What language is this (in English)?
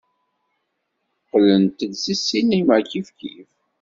Kabyle